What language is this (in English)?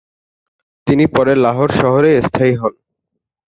Bangla